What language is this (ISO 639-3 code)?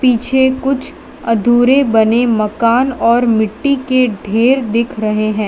hin